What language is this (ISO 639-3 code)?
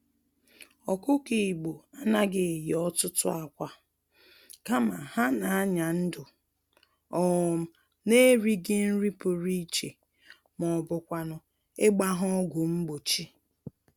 ibo